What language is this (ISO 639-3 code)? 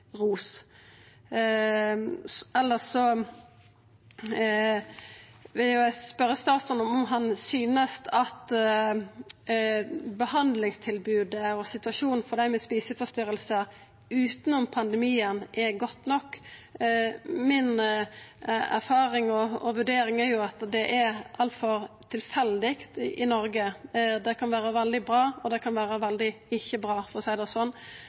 nno